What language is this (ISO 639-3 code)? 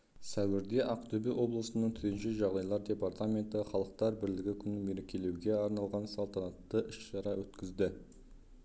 kaz